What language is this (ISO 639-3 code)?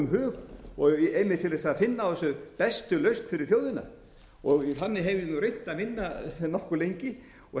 isl